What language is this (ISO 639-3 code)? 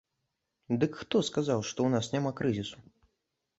bel